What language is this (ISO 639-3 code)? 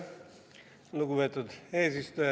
est